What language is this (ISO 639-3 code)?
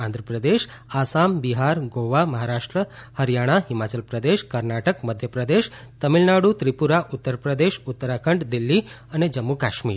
guj